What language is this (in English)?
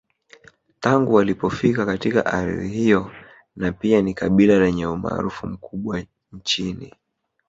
Swahili